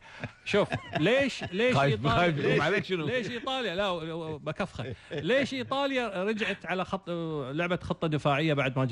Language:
Arabic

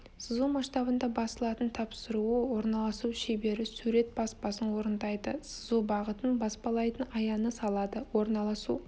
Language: Kazakh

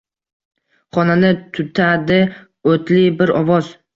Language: Uzbek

